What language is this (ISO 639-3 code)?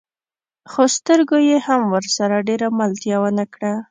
pus